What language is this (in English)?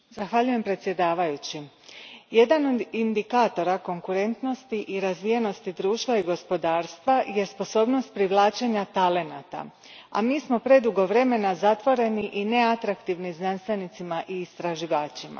Croatian